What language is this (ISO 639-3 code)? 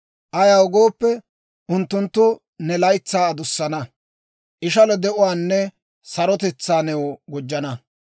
dwr